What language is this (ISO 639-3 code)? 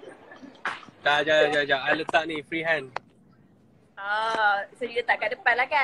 msa